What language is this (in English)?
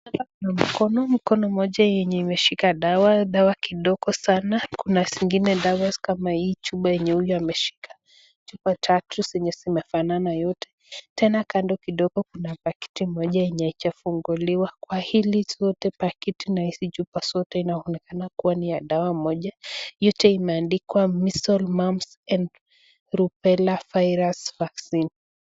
Swahili